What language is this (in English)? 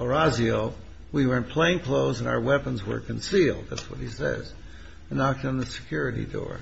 English